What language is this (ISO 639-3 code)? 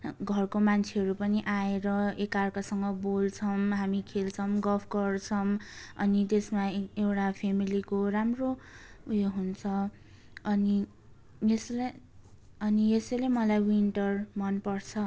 nep